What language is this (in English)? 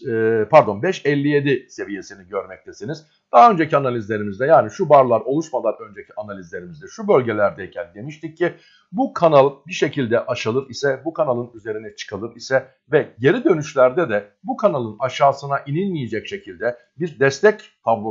Turkish